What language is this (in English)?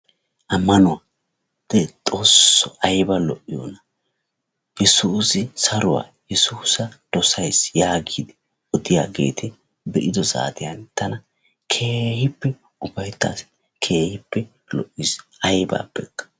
Wolaytta